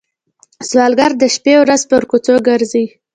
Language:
Pashto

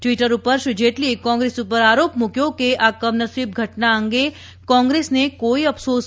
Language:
Gujarati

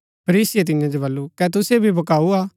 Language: Gaddi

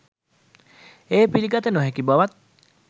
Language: Sinhala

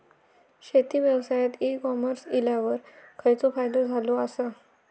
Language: Marathi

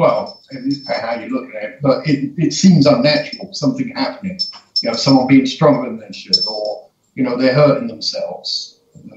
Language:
English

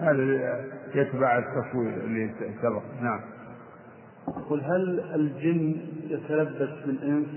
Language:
Arabic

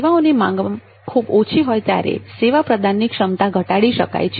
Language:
Gujarati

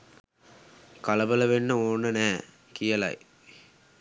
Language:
Sinhala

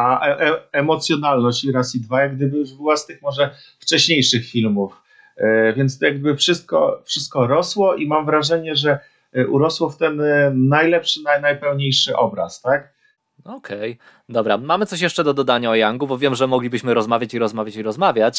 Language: Polish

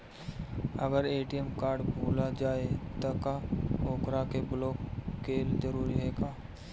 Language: Bhojpuri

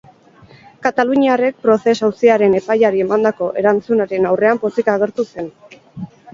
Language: Basque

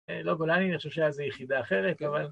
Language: Hebrew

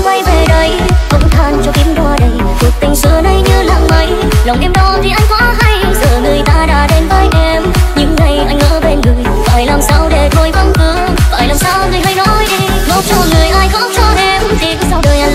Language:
Vietnamese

